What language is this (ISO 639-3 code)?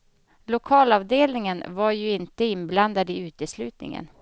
swe